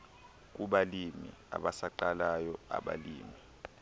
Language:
Xhosa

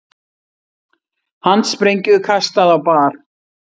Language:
Icelandic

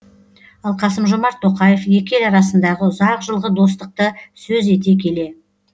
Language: Kazakh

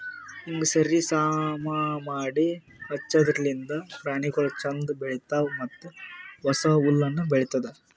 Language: Kannada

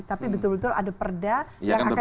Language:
Indonesian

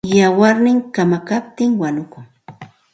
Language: Santa Ana de Tusi Pasco Quechua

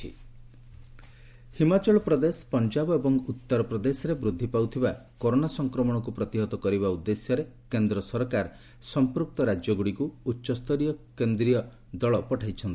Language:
Odia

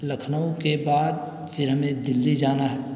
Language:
Urdu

